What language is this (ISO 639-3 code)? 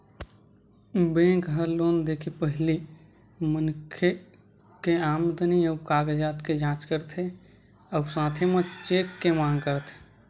hne